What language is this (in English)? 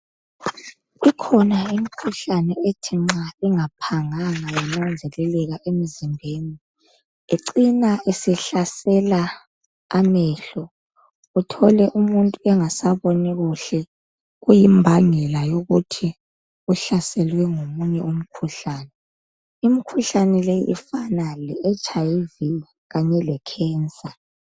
North Ndebele